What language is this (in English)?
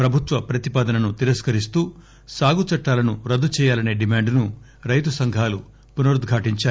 Telugu